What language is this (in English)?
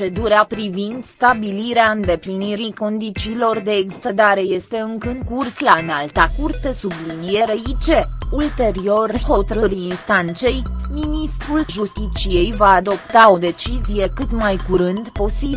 Romanian